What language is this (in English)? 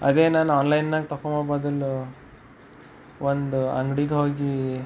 Kannada